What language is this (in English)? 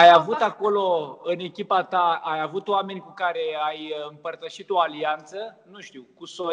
Romanian